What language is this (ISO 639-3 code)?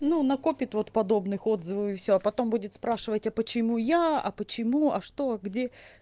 rus